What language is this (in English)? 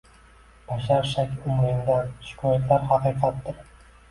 Uzbek